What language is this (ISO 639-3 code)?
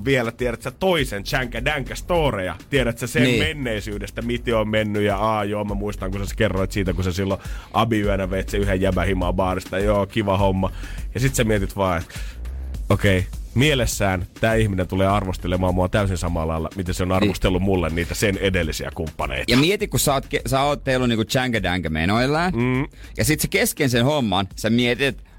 fin